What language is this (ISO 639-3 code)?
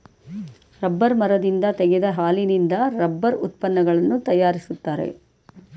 kan